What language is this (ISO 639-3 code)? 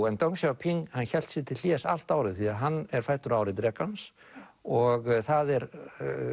isl